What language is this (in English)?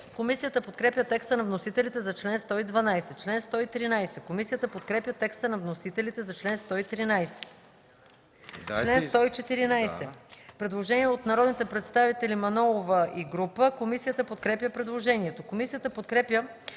Bulgarian